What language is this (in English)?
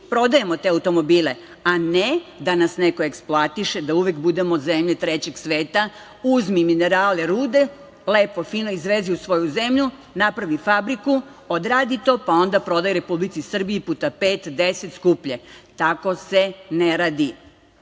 Serbian